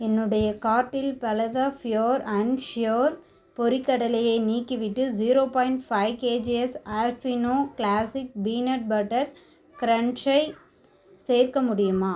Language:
Tamil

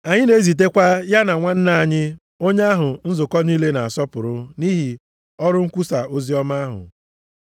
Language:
Igbo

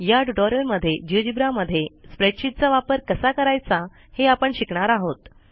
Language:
Marathi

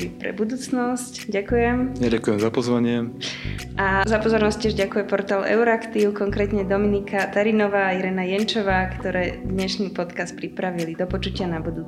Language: Slovak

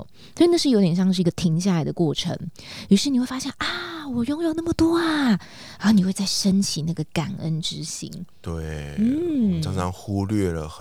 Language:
Chinese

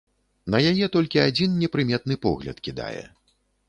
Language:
Belarusian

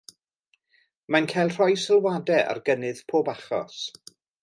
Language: Welsh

